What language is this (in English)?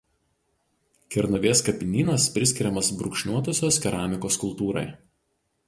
Lithuanian